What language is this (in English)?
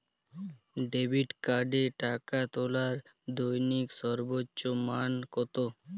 Bangla